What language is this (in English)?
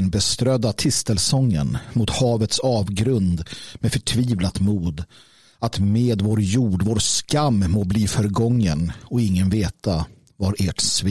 Swedish